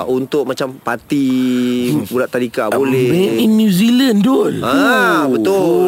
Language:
Malay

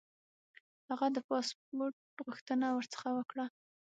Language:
Pashto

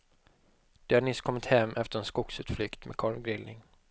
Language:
Swedish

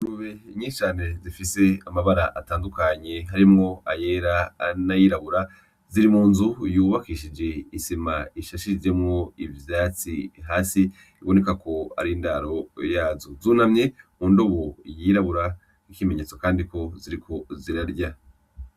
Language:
Rundi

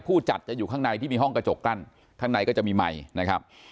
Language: Thai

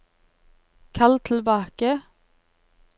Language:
Norwegian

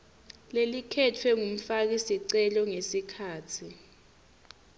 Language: Swati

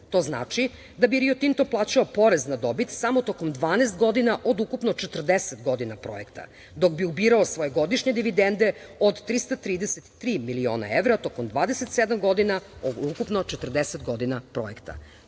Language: Serbian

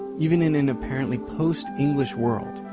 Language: English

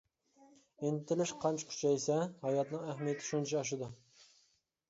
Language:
Uyghur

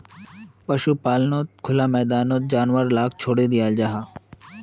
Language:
Magahi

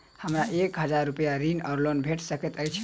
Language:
Maithili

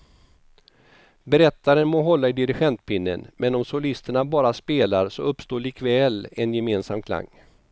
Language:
Swedish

